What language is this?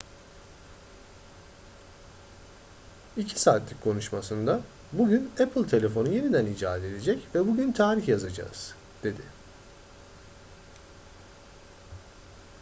Turkish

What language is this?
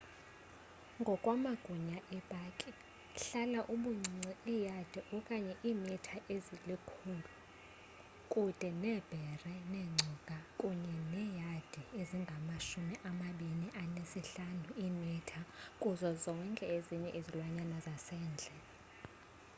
Xhosa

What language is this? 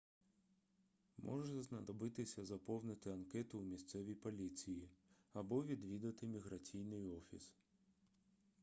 Ukrainian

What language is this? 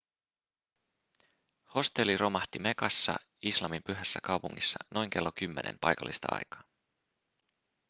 Finnish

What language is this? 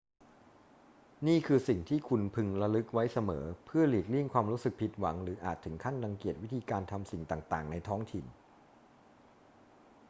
Thai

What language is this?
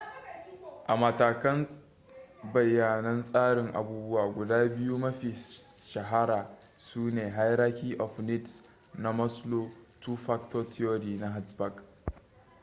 Hausa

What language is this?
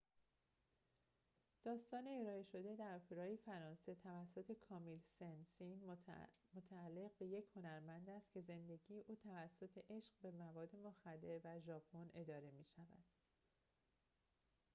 Persian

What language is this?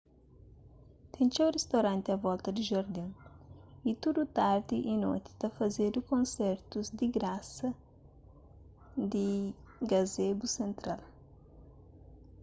Kabuverdianu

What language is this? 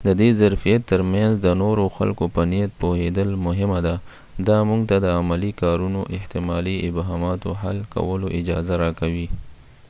Pashto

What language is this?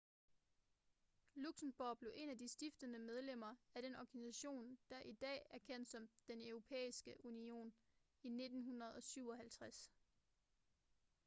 Danish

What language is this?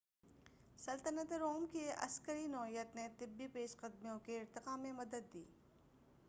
Urdu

